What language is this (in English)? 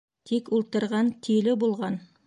Bashkir